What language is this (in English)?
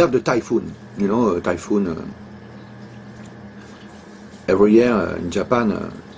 English